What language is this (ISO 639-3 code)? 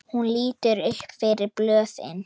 isl